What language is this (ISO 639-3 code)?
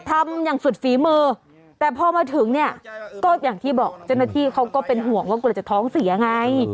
tha